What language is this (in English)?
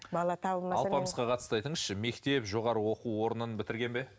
Kazakh